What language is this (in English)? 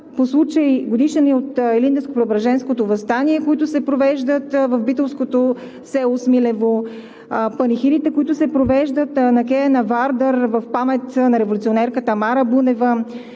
Bulgarian